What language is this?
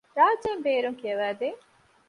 Divehi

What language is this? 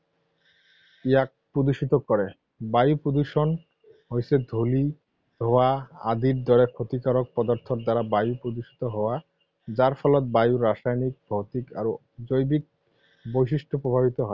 Assamese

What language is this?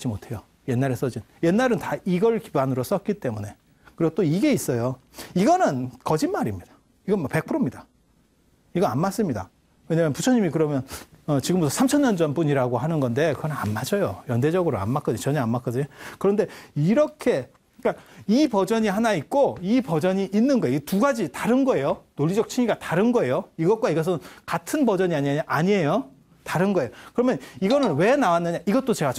Korean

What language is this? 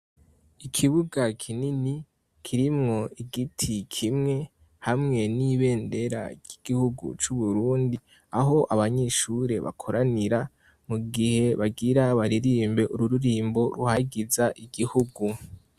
Rundi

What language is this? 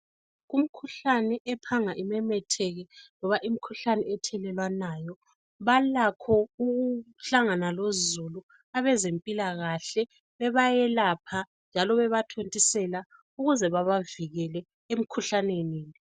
North Ndebele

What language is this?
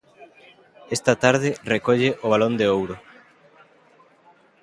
Galician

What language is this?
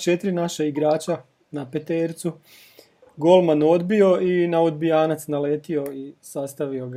Croatian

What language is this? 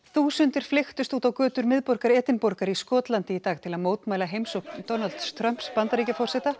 Icelandic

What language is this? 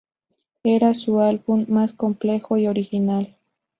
Spanish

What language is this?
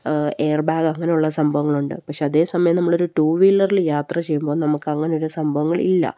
Malayalam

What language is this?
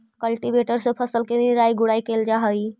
Magahi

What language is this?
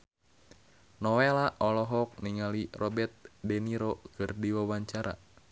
Sundanese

